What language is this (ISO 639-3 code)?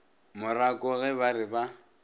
nso